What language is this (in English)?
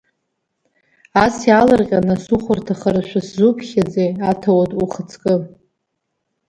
Abkhazian